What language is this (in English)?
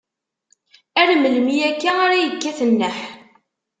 Kabyle